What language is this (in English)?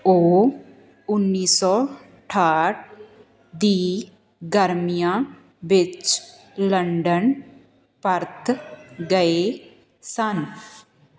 Punjabi